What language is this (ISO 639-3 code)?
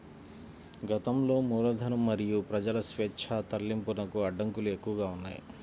tel